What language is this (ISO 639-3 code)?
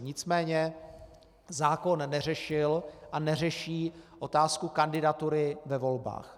ces